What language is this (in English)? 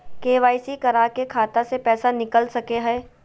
Magahi